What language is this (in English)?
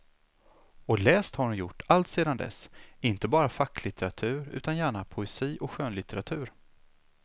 Swedish